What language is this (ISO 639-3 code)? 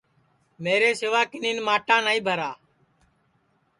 ssi